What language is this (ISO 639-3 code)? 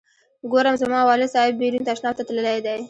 pus